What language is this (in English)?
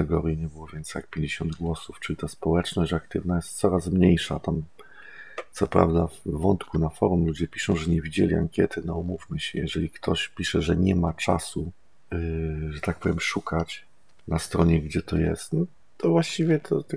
Polish